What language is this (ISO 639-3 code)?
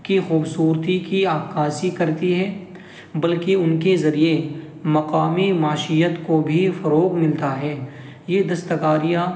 urd